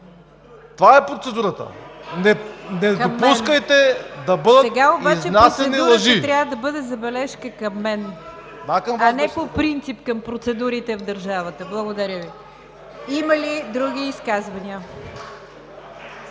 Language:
Bulgarian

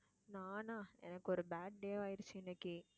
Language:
Tamil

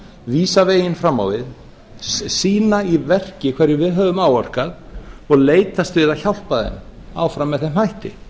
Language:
Icelandic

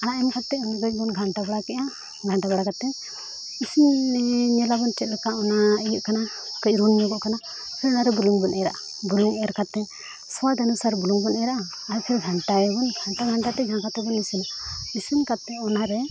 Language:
Santali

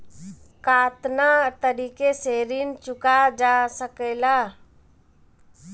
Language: Bhojpuri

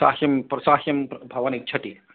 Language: Sanskrit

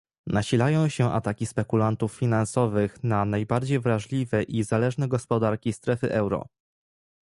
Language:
Polish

